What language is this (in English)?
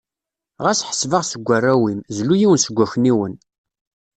Kabyle